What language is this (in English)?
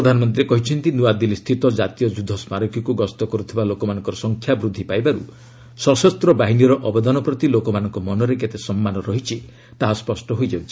Odia